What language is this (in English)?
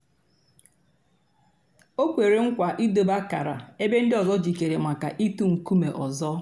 Igbo